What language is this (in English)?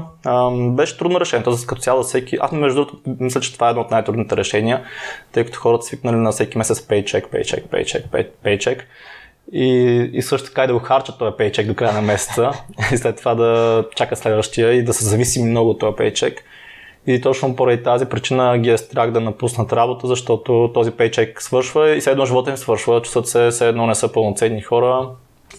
Bulgarian